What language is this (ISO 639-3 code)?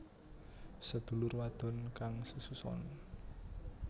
jav